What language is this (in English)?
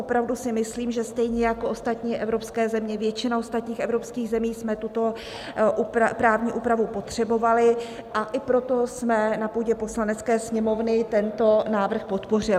Czech